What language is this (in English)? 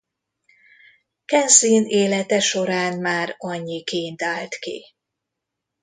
Hungarian